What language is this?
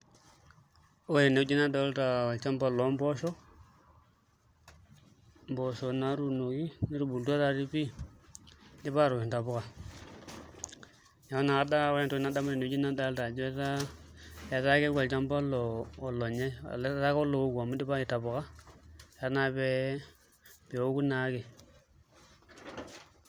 Masai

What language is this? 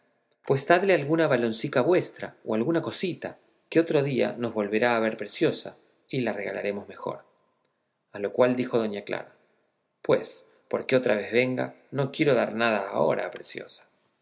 Spanish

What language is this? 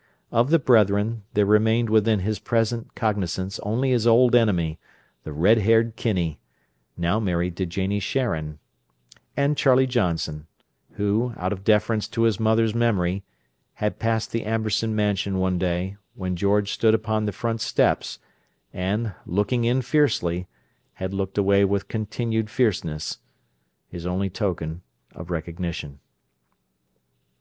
English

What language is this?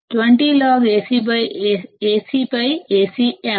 Telugu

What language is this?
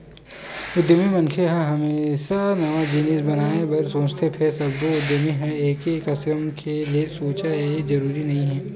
Chhattisgarhi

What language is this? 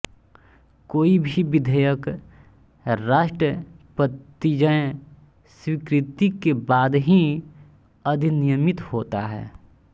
Hindi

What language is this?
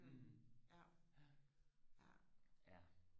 Danish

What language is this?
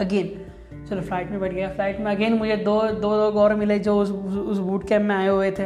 Hindi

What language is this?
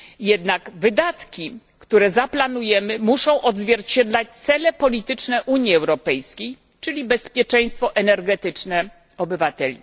Polish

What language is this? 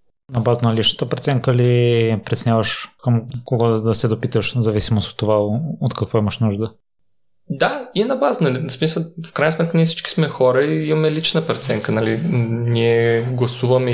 Bulgarian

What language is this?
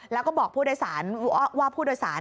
Thai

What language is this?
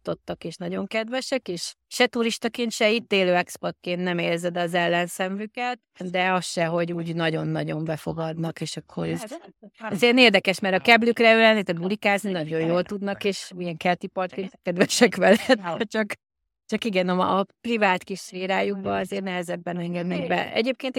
Hungarian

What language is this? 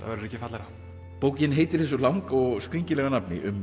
Icelandic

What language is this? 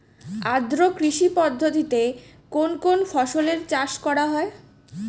Bangla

